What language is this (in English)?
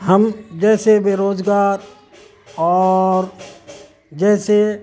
Urdu